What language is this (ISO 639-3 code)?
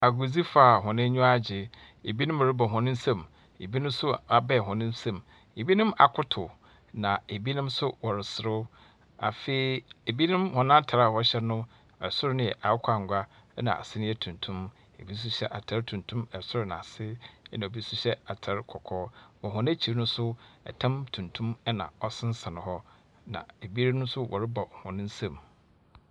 aka